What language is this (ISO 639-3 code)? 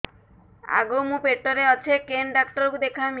ori